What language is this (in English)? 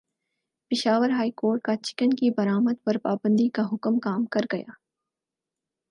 Urdu